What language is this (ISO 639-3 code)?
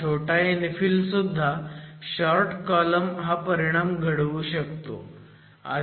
mar